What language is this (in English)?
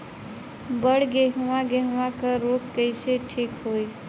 Bhojpuri